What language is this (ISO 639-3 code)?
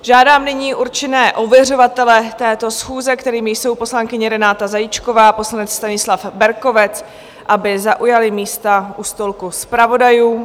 ces